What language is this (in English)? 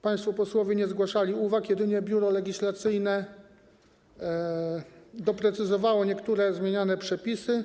Polish